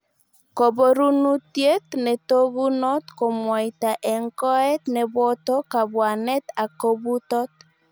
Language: Kalenjin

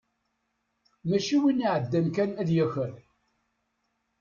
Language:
Kabyle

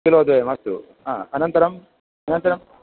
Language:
Sanskrit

